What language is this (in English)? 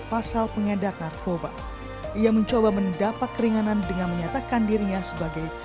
Indonesian